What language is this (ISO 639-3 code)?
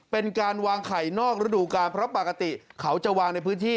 tha